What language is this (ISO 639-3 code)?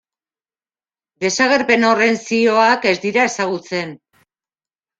eus